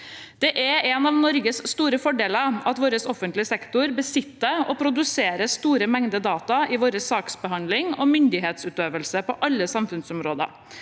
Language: Norwegian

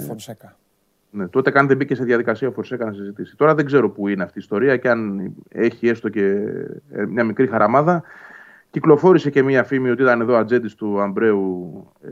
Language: Greek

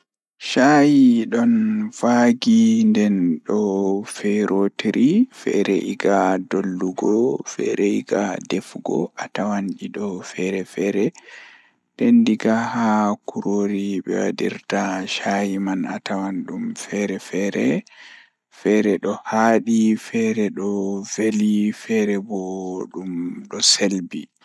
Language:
Fula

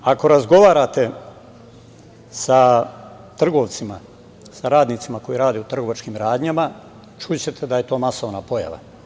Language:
Serbian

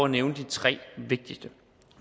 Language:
Danish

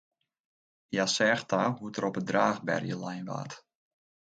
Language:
Western Frisian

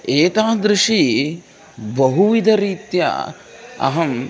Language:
Sanskrit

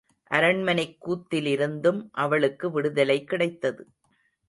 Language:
Tamil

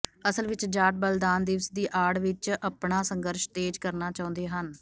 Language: Punjabi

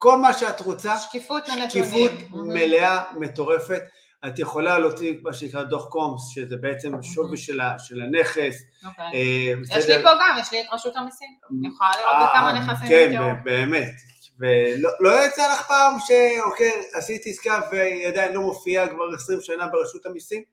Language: Hebrew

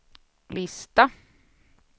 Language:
Swedish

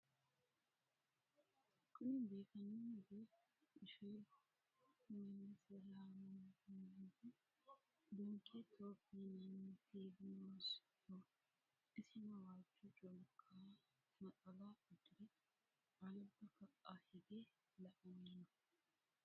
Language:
Sidamo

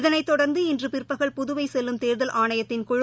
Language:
Tamil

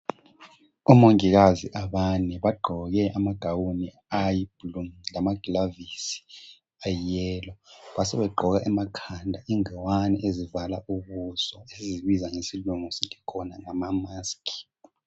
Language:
North Ndebele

